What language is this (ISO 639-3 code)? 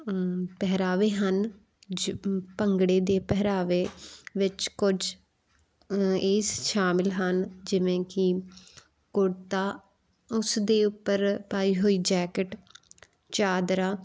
pan